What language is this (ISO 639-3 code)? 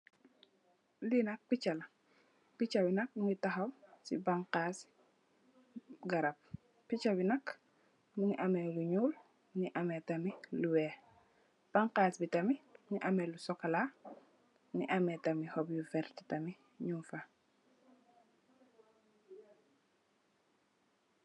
wol